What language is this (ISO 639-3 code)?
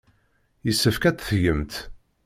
kab